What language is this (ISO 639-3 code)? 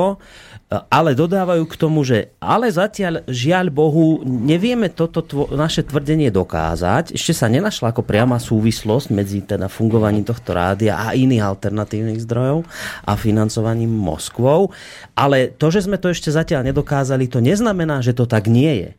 slk